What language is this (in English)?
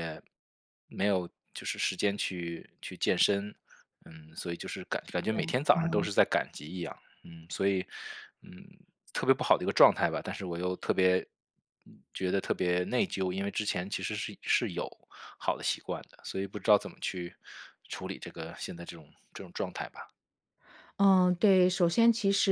Chinese